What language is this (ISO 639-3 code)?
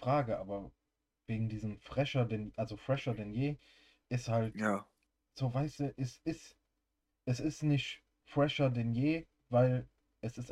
deu